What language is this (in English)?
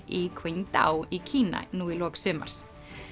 Icelandic